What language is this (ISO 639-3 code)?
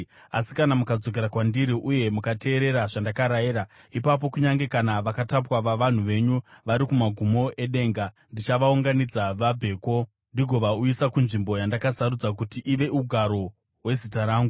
sna